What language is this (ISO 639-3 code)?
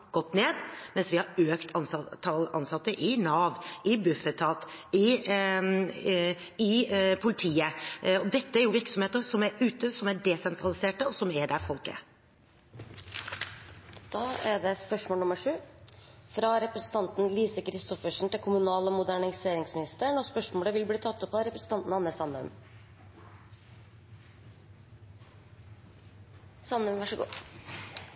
nor